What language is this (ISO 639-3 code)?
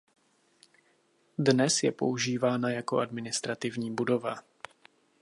ces